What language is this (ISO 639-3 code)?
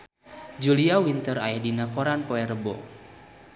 sun